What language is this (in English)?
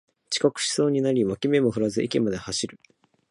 Japanese